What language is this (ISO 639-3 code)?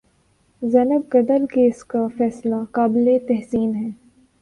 urd